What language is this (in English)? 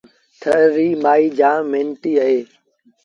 Sindhi Bhil